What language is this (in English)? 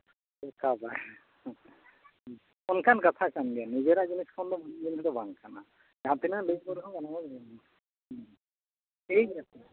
Santali